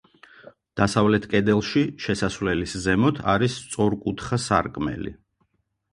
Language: Georgian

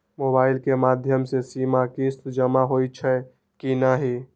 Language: Maithili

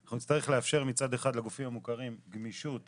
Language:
Hebrew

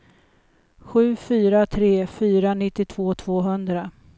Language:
Swedish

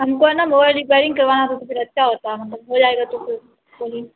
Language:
Urdu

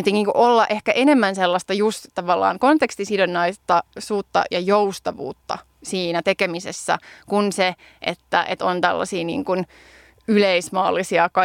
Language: Finnish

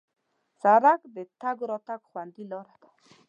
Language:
Pashto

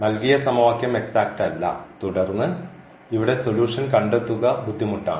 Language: Malayalam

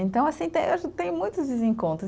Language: Portuguese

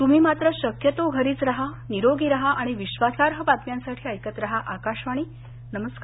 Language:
Marathi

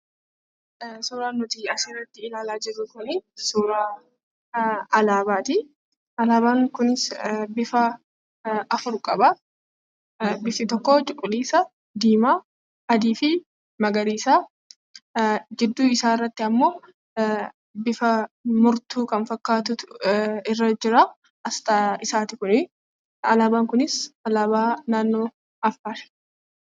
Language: Oromo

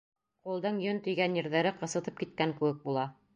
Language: Bashkir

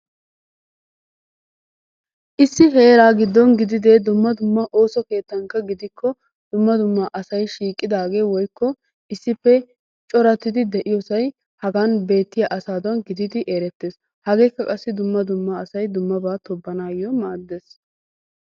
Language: Wolaytta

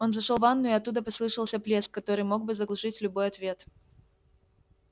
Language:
Russian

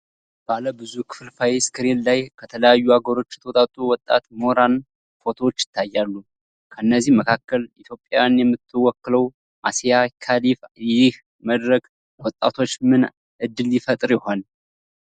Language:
Amharic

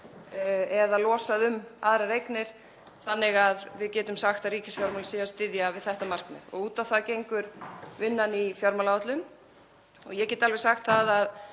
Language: Icelandic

